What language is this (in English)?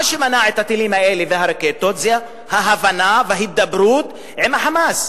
Hebrew